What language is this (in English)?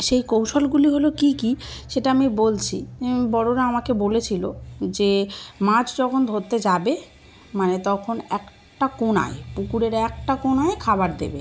Bangla